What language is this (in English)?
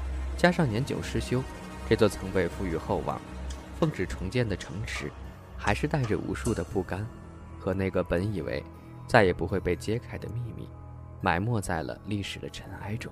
Chinese